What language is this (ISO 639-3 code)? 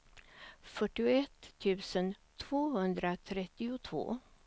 swe